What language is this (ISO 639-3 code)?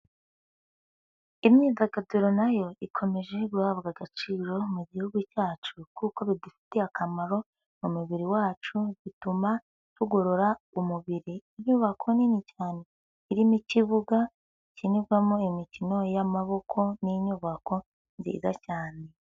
kin